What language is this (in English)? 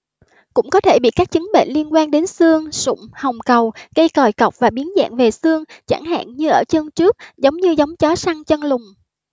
Vietnamese